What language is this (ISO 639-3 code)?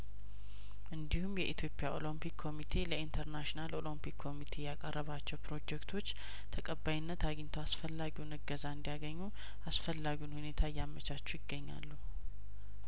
amh